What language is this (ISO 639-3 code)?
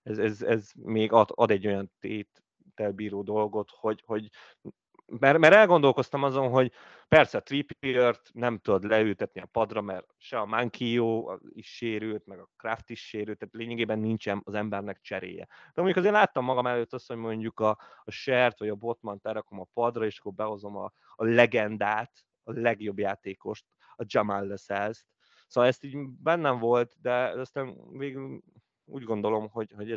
hun